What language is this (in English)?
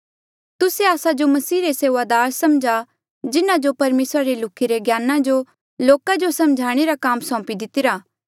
Mandeali